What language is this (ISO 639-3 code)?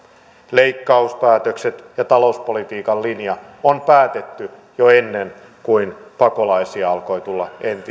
fin